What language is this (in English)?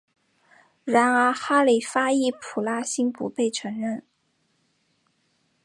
Chinese